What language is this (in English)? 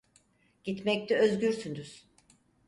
Turkish